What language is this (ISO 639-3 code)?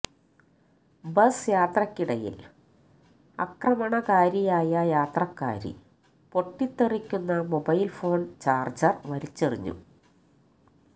mal